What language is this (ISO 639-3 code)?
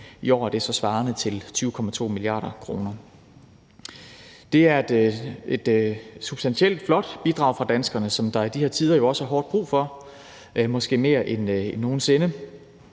dan